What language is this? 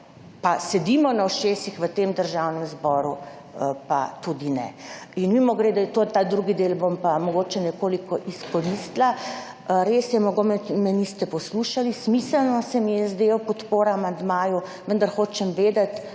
Slovenian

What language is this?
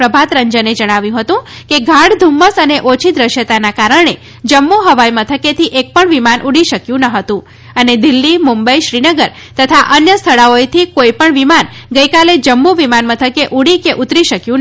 Gujarati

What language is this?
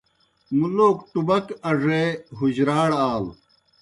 Kohistani Shina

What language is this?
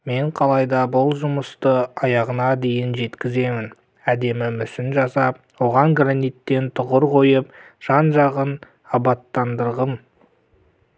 Kazakh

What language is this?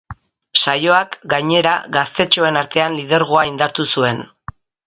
Basque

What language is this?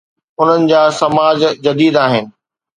Sindhi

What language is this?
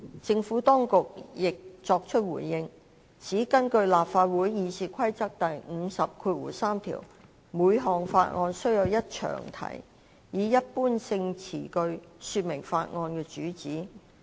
Cantonese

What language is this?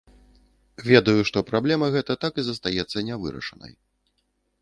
Belarusian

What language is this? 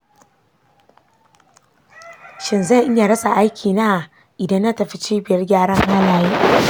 Hausa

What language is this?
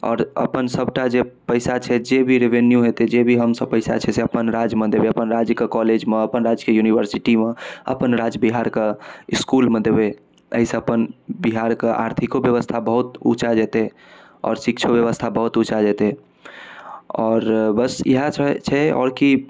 Maithili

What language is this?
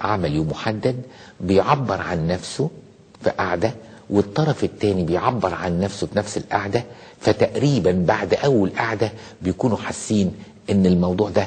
Arabic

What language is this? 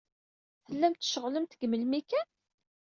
Kabyle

